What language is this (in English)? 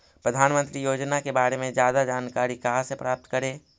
Magahi